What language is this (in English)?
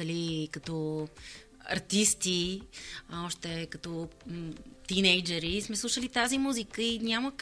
Bulgarian